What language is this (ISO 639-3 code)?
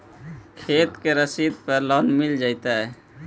mag